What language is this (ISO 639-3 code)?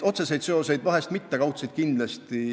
est